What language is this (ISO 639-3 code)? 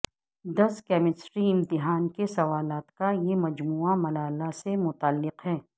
urd